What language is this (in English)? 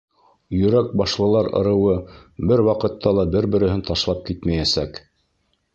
Bashkir